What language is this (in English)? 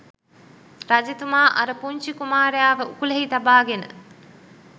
Sinhala